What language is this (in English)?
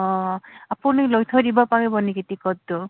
Assamese